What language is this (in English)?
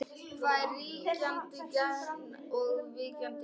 Icelandic